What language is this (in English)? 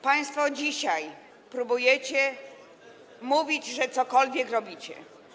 Polish